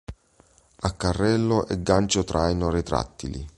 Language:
Italian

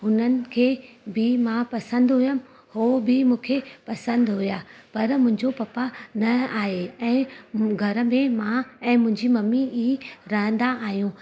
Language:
Sindhi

